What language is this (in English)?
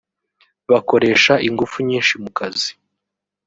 Kinyarwanda